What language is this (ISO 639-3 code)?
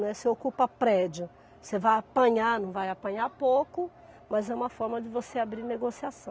por